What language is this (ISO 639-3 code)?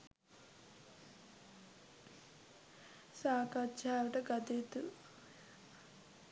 sin